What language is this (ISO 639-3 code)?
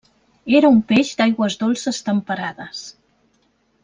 cat